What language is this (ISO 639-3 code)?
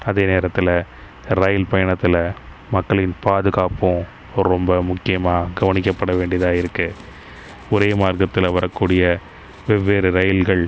tam